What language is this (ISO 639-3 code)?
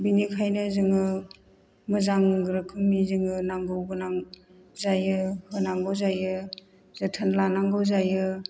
brx